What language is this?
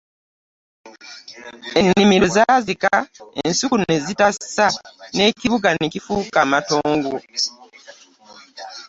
Ganda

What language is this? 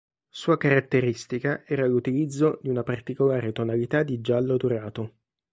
Italian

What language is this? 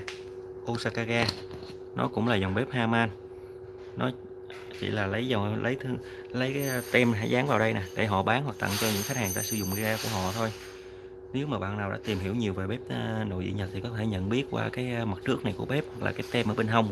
Vietnamese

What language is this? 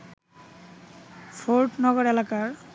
Bangla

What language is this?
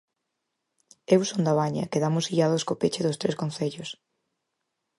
Galician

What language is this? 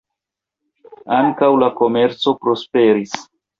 Esperanto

